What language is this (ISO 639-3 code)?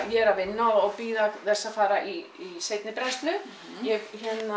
isl